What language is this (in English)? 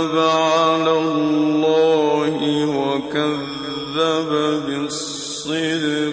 Arabic